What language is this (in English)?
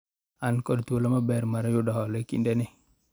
Luo (Kenya and Tanzania)